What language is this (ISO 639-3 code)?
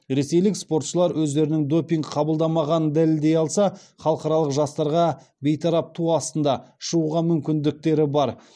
kaz